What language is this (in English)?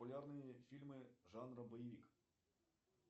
Russian